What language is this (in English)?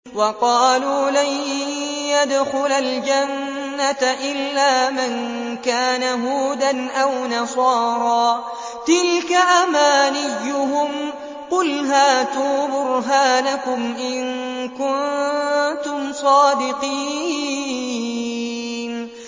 Arabic